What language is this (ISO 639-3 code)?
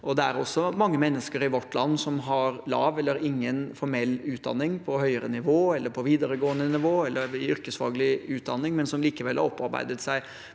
nor